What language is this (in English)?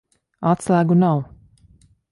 Latvian